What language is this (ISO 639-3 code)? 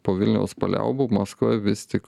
lit